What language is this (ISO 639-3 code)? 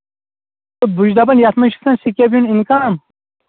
kas